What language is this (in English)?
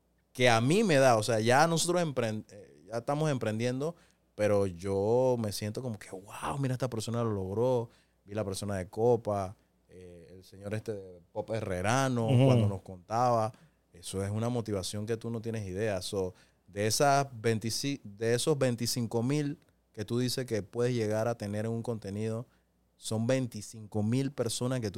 Spanish